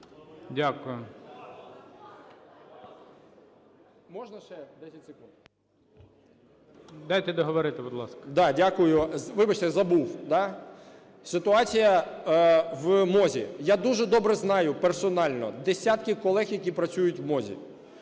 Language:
Ukrainian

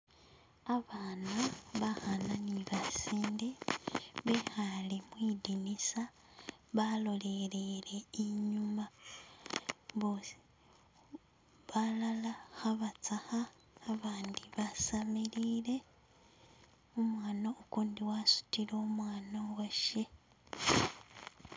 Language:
Masaaba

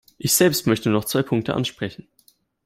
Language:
German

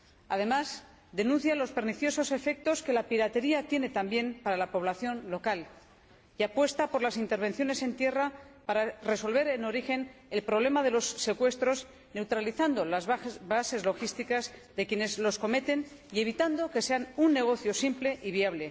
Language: Spanish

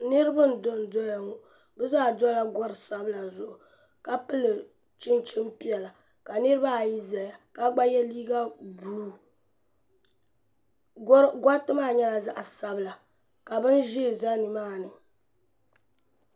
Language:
Dagbani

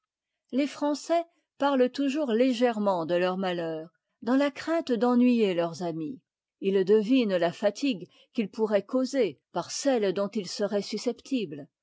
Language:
French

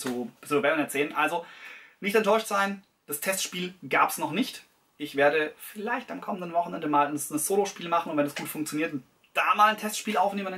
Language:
German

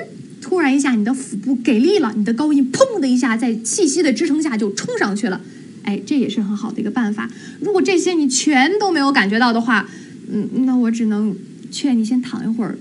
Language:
Chinese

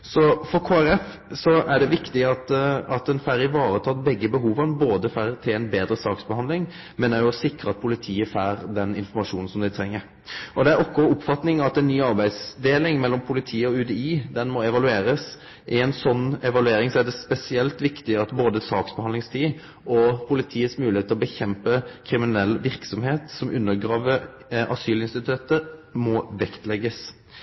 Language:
Norwegian Nynorsk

